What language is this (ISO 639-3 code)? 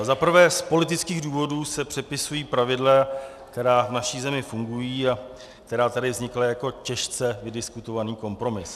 ces